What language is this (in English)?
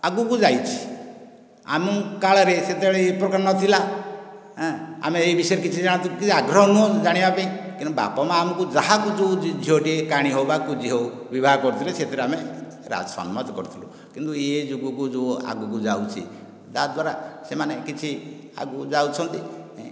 Odia